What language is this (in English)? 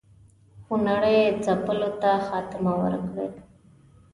Pashto